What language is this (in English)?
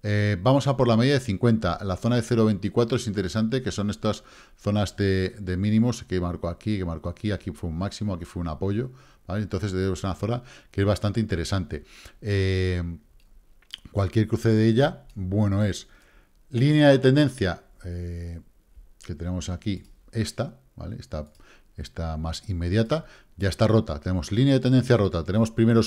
Spanish